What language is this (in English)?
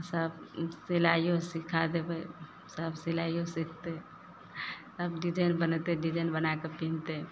Maithili